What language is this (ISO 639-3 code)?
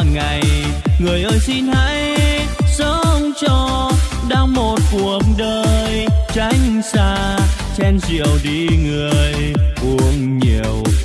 vie